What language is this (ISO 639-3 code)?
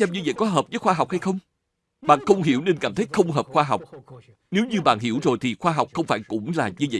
vie